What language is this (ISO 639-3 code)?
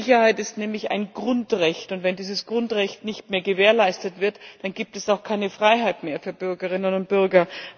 deu